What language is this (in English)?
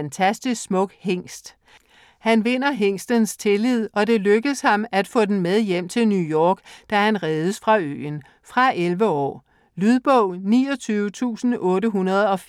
Danish